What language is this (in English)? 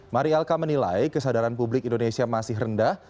Indonesian